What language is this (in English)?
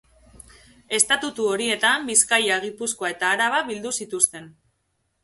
Basque